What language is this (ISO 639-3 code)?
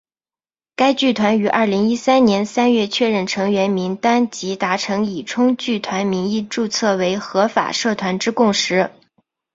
zho